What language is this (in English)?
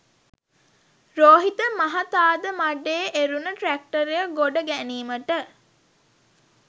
Sinhala